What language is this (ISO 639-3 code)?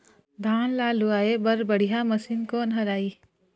hne